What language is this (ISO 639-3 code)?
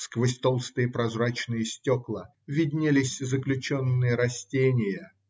rus